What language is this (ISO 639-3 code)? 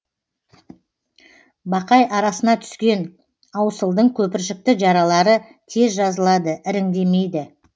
kaz